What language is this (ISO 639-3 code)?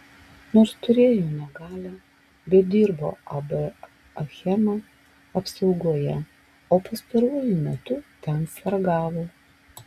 lit